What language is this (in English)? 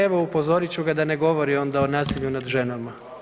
Croatian